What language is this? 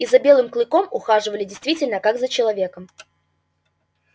Russian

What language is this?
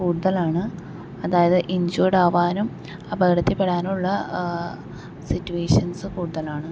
Malayalam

